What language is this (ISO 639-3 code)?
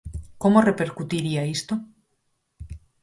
glg